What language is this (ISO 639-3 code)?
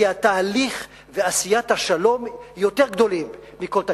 heb